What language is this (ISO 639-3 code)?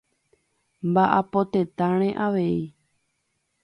grn